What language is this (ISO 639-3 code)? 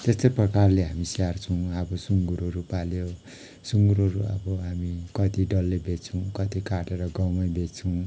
nep